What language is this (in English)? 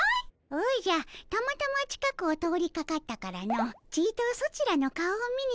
Japanese